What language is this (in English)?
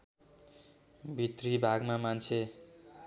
Nepali